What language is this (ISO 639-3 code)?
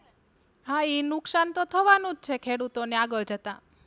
guj